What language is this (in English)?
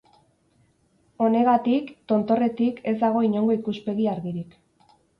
Basque